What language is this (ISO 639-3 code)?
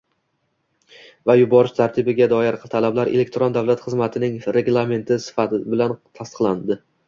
uzb